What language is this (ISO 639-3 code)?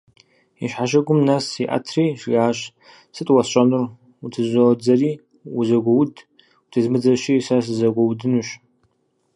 kbd